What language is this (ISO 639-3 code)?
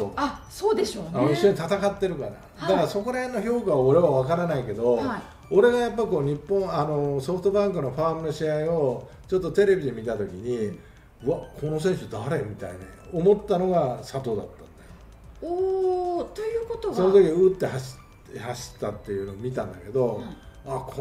jpn